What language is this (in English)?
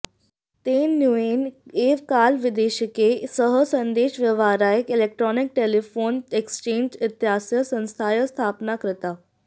Sanskrit